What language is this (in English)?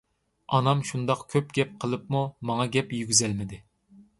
Uyghur